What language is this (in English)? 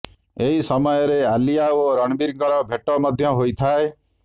Odia